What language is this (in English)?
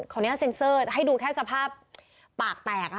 Thai